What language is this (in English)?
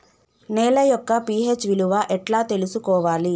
Telugu